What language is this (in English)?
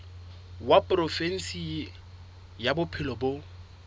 Southern Sotho